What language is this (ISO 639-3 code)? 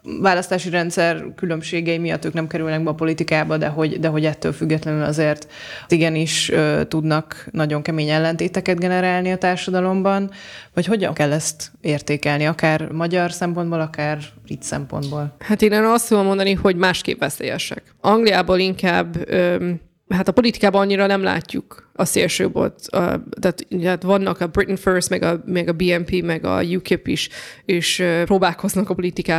hun